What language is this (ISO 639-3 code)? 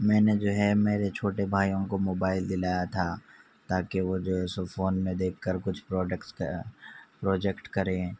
urd